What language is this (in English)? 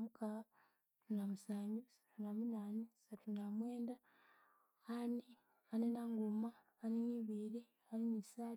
Konzo